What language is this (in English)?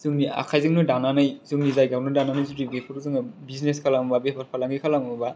Bodo